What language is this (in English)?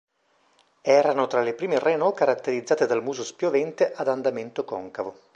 Italian